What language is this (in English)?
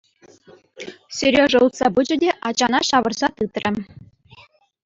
Chuvash